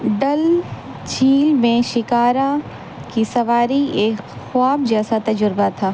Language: Urdu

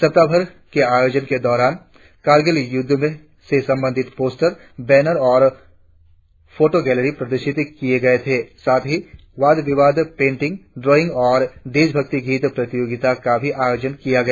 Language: Hindi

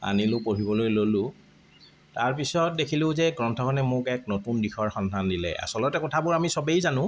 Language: Assamese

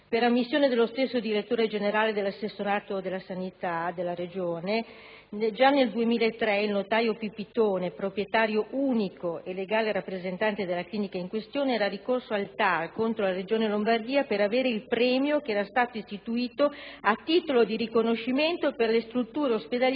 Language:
Italian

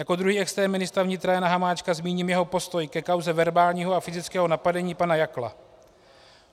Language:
Czech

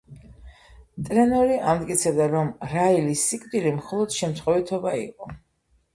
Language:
Georgian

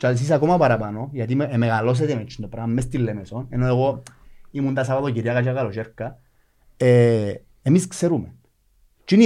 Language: Greek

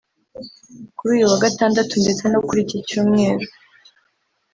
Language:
Kinyarwanda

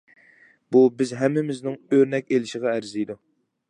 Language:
Uyghur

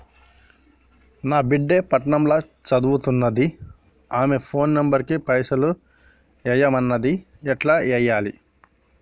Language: Telugu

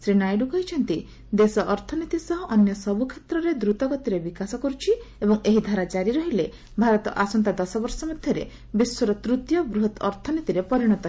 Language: Odia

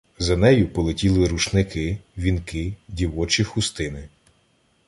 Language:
Ukrainian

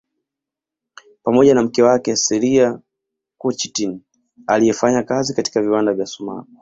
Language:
Swahili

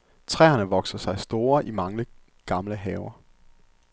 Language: Danish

